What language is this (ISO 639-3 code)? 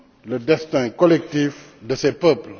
fra